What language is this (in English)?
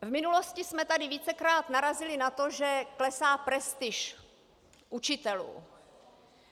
Czech